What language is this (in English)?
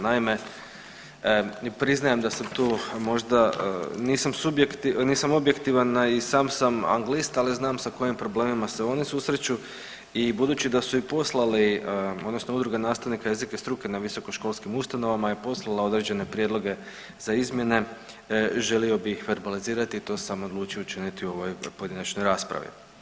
Croatian